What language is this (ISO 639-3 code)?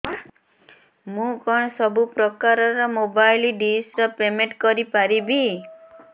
ori